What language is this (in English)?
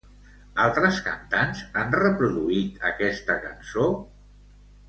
Catalan